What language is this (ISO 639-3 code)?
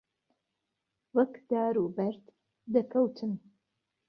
ckb